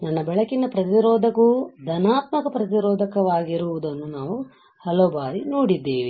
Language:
Kannada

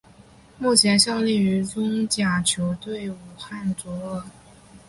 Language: Chinese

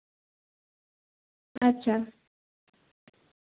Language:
Santali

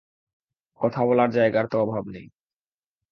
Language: Bangla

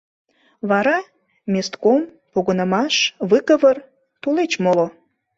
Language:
Mari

